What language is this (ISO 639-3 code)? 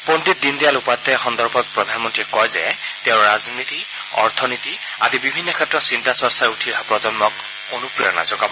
asm